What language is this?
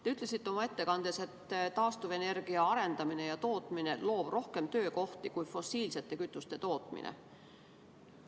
Estonian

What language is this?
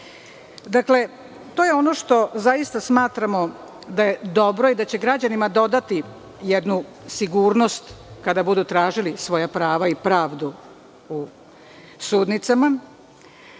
Serbian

